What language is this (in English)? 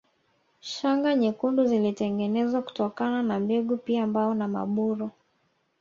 Swahili